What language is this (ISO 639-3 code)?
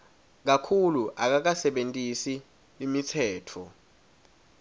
ssw